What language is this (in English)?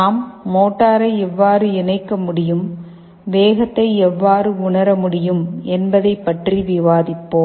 Tamil